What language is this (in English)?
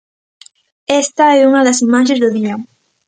Galician